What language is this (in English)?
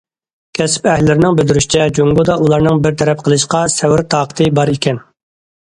Uyghur